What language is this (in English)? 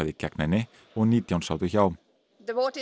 Icelandic